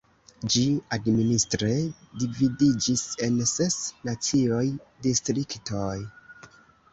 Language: Esperanto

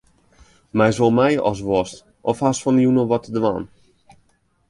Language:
Western Frisian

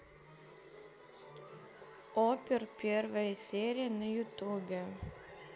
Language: Russian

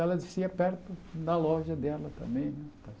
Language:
Portuguese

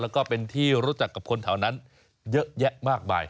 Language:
Thai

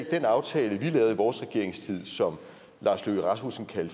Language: Danish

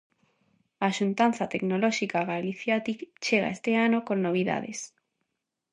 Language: Galician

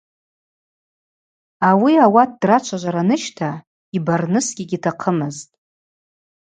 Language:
Abaza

